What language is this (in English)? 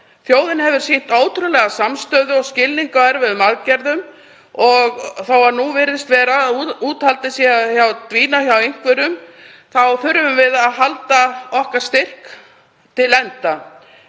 Icelandic